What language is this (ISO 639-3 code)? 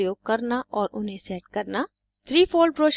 hin